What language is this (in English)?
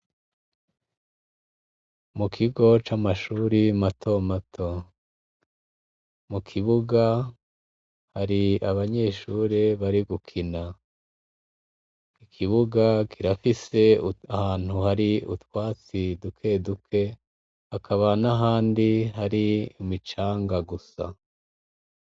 Rundi